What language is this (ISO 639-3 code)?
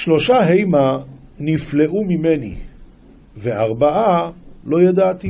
heb